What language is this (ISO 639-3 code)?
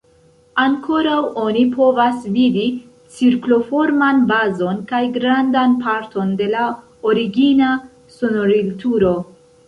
epo